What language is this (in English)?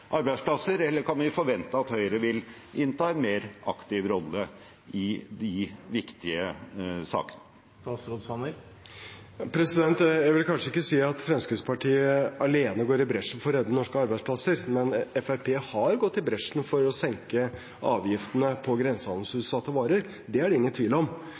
Norwegian Bokmål